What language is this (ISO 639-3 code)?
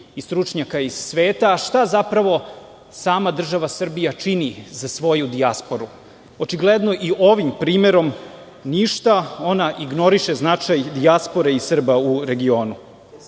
srp